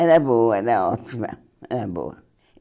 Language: Portuguese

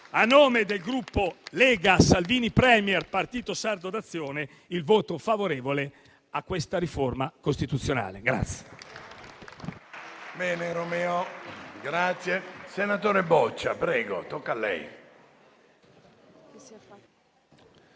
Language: Italian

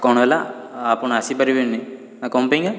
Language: Odia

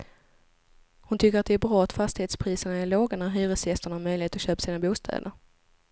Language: Swedish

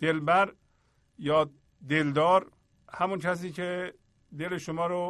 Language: Persian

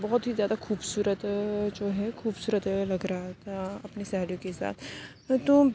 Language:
Urdu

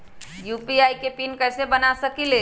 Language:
Magahi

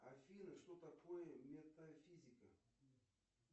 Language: Russian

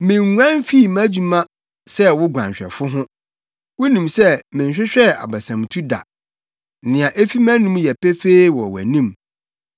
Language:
Akan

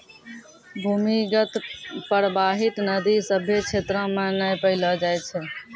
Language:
Maithili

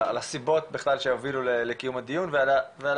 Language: Hebrew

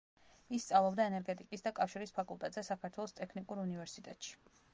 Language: Georgian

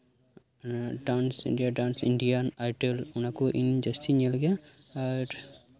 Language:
Santali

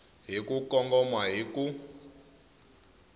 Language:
Tsonga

